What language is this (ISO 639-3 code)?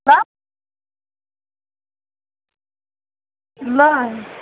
nep